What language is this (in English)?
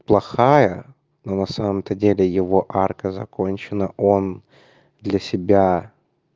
Russian